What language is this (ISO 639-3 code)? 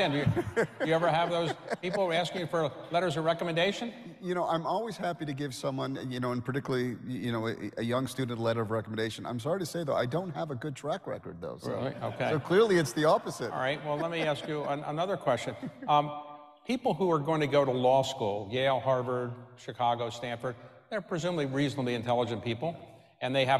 eng